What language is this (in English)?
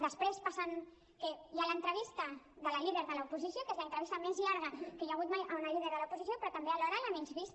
Catalan